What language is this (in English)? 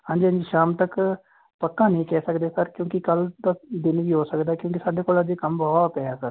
Punjabi